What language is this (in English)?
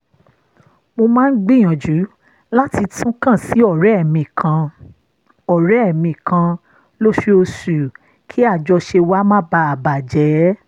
Yoruba